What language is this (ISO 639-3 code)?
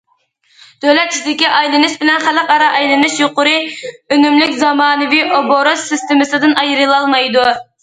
uig